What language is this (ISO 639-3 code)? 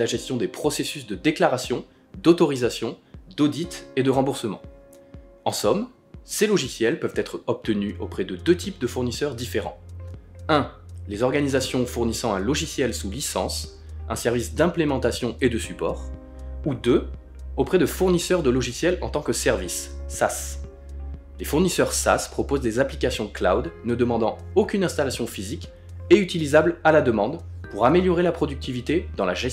fra